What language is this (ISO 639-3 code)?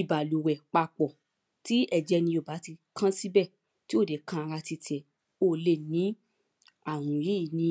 yor